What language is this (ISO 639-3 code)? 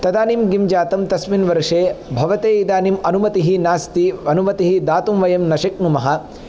san